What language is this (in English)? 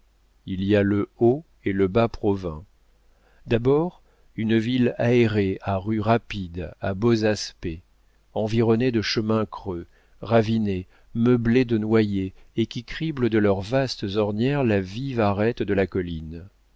French